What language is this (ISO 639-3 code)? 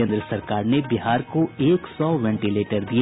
hin